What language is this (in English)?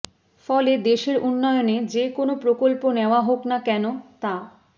Bangla